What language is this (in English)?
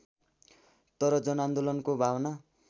Nepali